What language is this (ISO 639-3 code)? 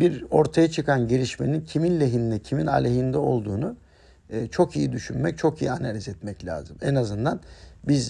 tur